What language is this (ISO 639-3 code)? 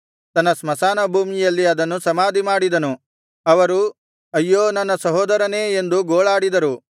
kan